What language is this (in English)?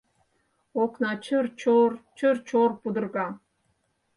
Mari